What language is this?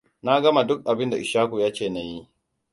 Hausa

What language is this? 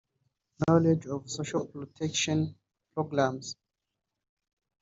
Kinyarwanda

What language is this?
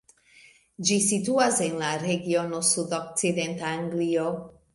Esperanto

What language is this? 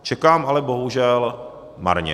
Czech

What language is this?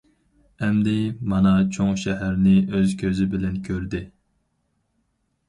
Uyghur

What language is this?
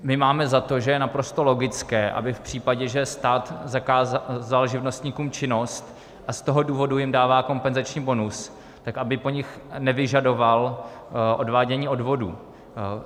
Czech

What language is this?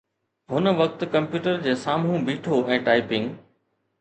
Sindhi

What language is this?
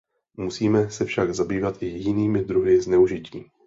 Czech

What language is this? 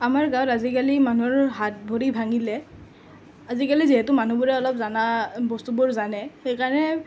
Assamese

